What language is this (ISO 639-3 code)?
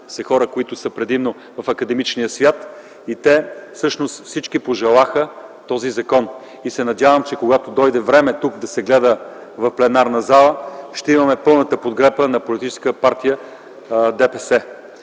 bul